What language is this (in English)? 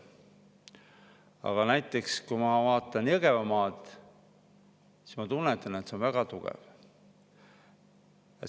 Estonian